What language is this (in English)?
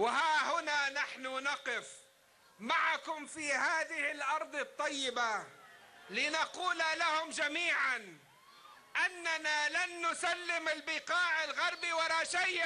Arabic